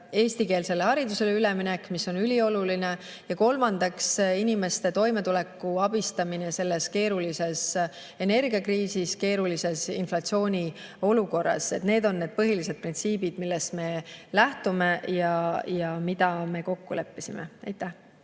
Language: Estonian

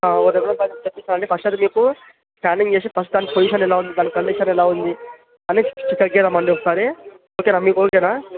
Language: Telugu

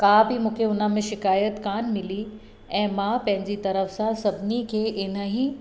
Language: Sindhi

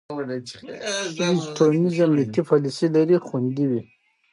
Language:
Pashto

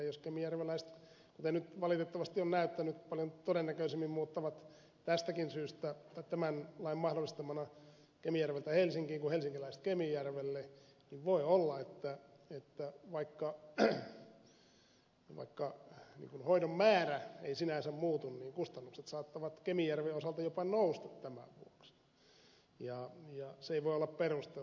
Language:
Finnish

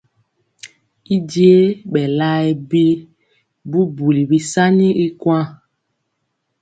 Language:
Mpiemo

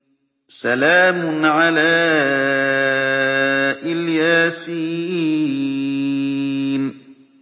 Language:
Arabic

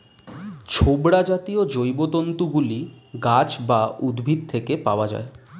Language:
Bangla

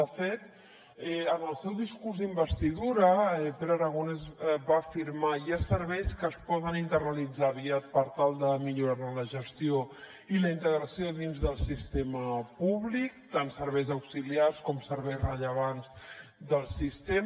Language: Catalan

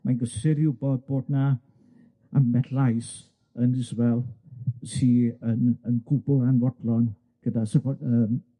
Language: Welsh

